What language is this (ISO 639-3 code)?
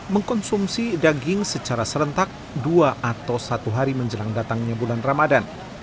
ind